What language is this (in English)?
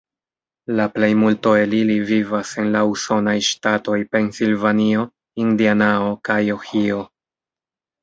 Esperanto